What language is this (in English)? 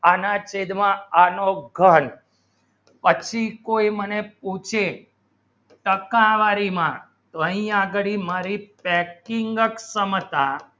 Gujarati